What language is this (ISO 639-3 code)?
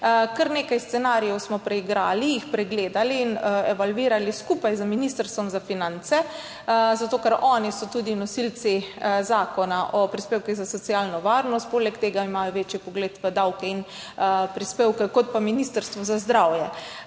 slv